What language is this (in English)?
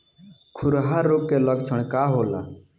Bhojpuri